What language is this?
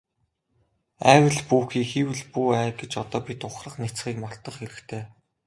Mongolian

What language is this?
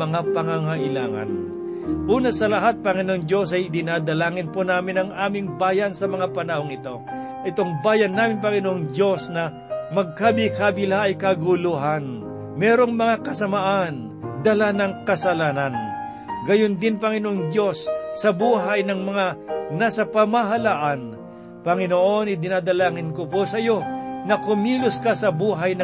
Filipino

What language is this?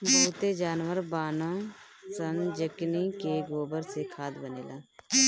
Bhojpuri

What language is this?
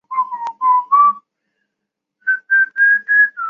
Chinese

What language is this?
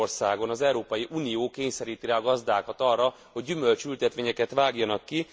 Hungarian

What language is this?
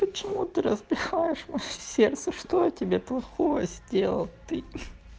Russian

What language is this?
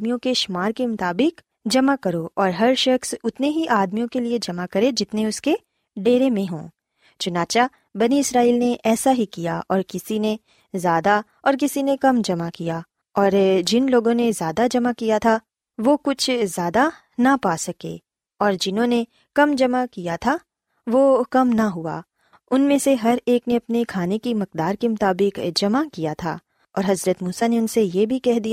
Urdu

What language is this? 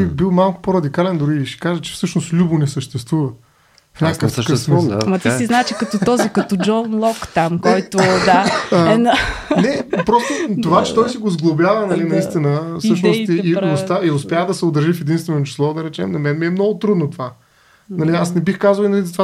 Bulgarian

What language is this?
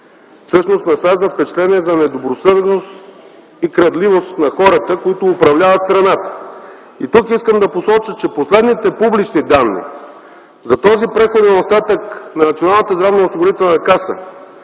Bulgarian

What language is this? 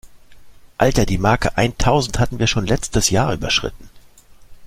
German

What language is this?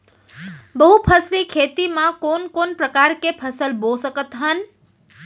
Chhattisgarhi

